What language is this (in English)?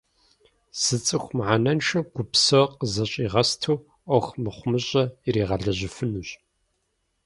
Kabardian